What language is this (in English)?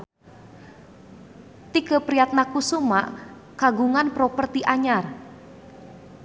Sundanese